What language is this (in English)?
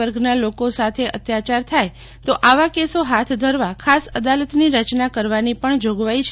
Gujarati